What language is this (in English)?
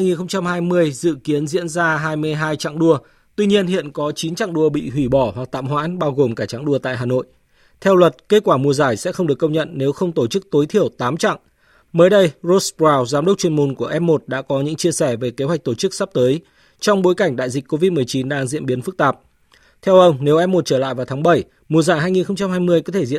Vietnamese